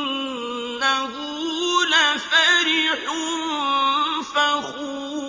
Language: Arabic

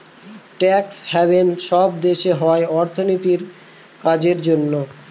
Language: Bangla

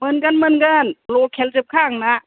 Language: Bodo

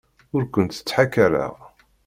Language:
Kabyle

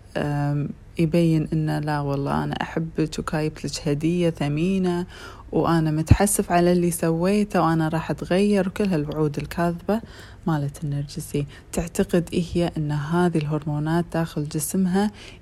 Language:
Arabic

